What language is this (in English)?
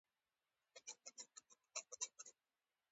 Pashto